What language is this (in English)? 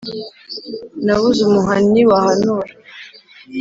Kinyarwanda